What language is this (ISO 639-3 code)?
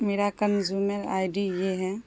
urd